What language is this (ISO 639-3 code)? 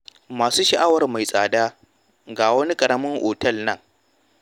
hau